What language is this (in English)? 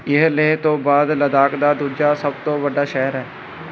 Punjabi